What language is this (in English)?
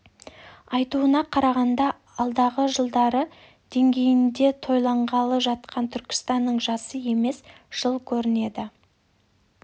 Kazakh